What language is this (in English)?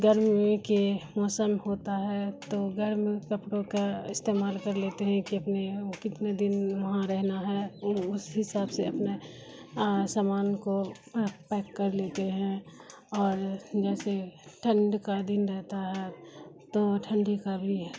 Urdu